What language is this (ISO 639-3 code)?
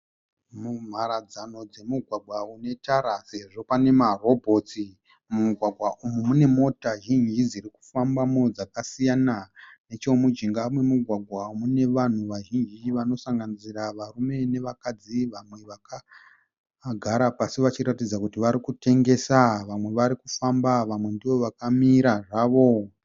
sna